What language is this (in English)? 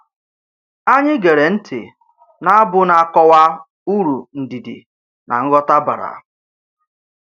Igbo